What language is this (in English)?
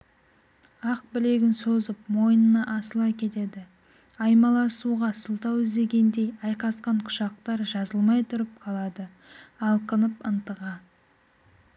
Kazakh